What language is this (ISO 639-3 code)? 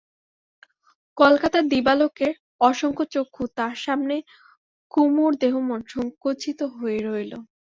ben